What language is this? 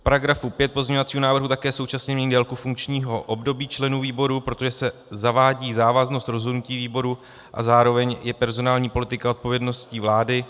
Czech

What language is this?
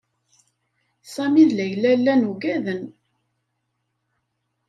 Kabyle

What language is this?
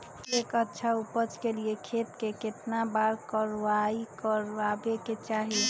Magahi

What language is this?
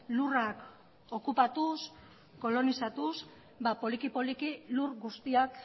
Basque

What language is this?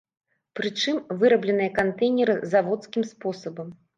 Belarusian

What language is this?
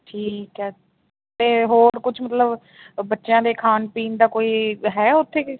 Punjabi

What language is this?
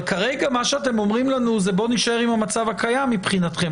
Hebrew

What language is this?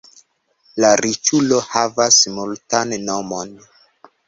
Esperanto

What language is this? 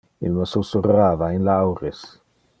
Interlingua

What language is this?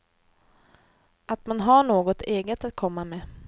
Swedish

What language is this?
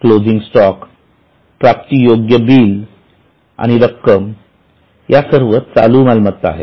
Marathi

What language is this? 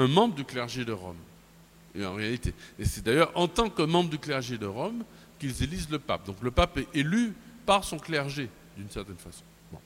French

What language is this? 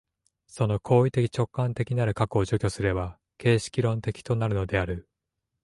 Japanese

